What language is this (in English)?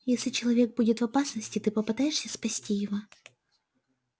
Russian